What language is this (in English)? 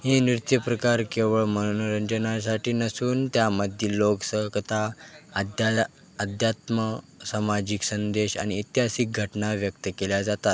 Marathi